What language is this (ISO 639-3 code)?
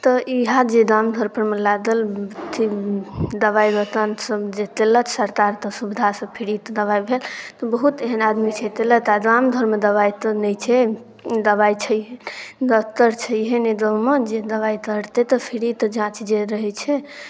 mai